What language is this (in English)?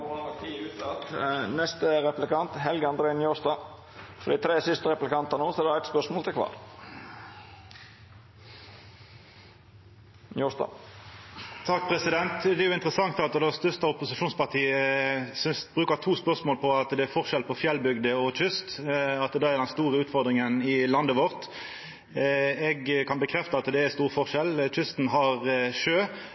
Norwegian Nynorsk